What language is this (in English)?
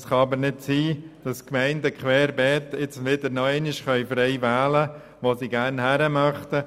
Swiss German